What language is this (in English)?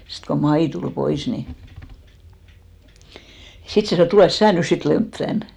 Finnish